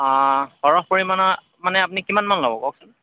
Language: Assamese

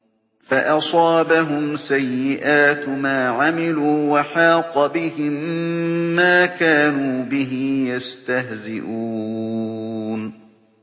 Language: Arabic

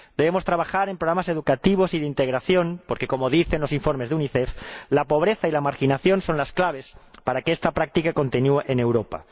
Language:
Spanish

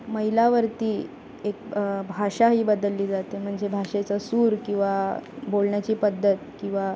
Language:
Marathi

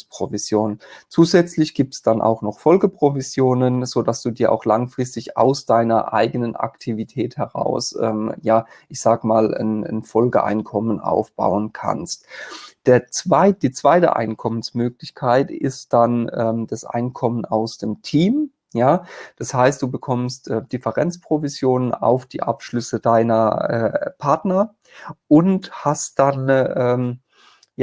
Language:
German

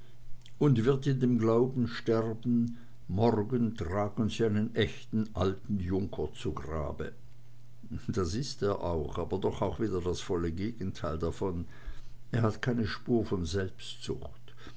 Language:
German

